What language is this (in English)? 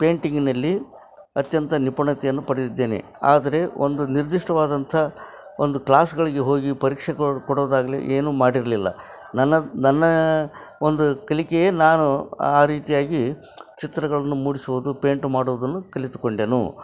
Kannada